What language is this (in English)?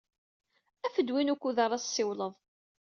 Kabyle